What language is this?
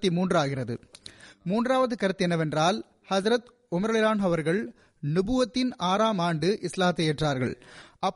Tamil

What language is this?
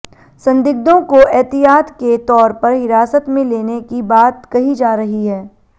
Hindi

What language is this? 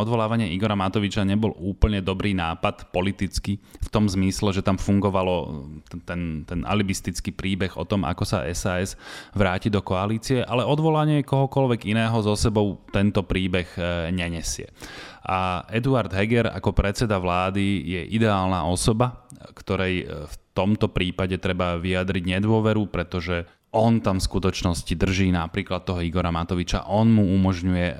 Slovak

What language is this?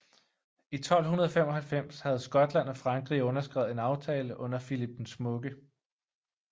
Danish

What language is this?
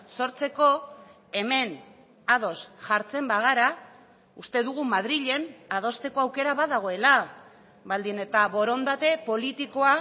Basque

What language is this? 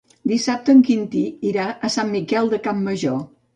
Catalan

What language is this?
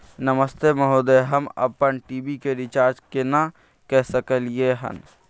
Maithili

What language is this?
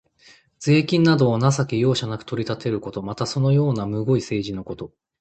Japanese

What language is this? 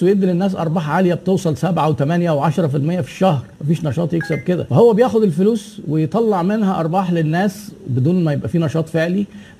Arabic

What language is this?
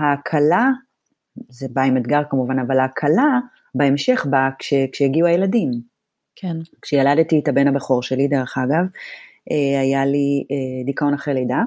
Hebrew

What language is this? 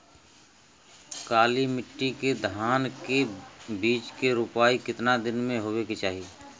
Bhojpuri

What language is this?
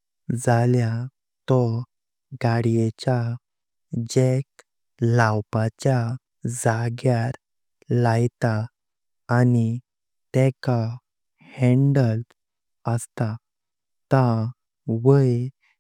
Konkani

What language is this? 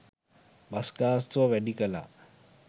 Sinhala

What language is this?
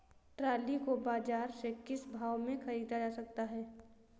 Hindi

